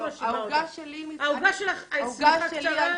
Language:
Hebrew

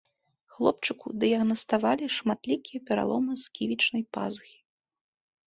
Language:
Belarusian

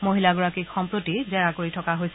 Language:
Assamese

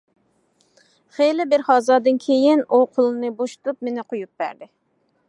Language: Uyghur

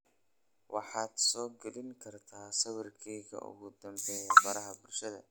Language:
Somali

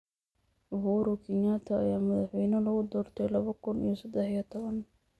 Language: Somali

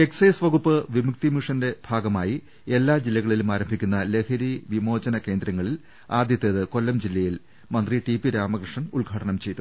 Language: Malayalam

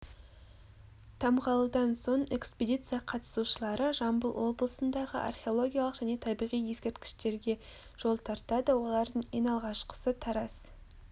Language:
Kazakh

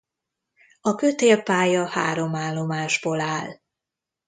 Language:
Hungarian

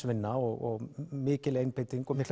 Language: Icelandic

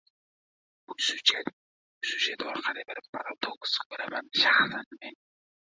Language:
Uzbek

